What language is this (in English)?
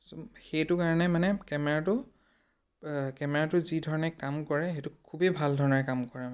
Assamese